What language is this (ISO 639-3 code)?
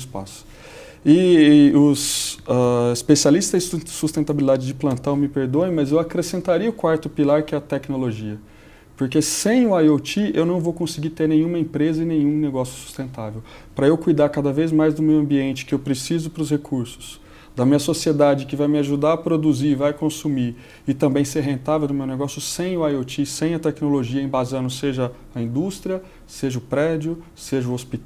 por